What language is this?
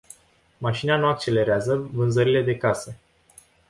Romanian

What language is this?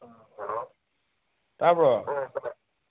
Manipuri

